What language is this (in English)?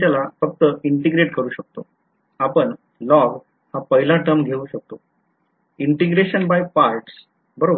Marathi